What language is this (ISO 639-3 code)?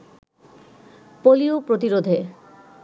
ben